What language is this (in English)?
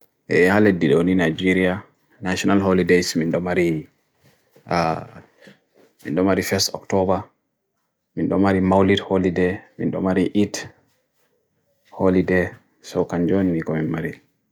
Bagirmi Fulfulde